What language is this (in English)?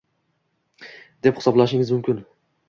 Uzbek